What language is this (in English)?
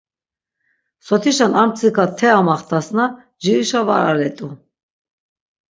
Laz